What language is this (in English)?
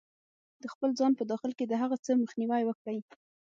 Pashto